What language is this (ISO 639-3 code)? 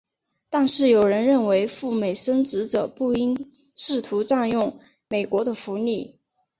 zho